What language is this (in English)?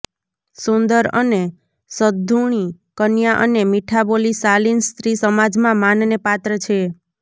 Gujarati